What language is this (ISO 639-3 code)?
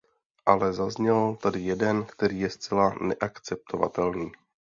ces